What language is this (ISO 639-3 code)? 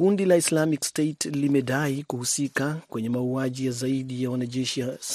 swa